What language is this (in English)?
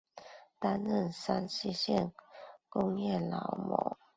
Chinese